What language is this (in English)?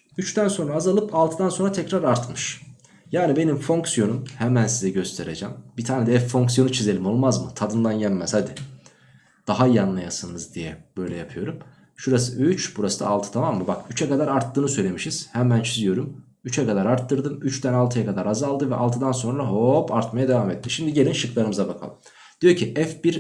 Turkish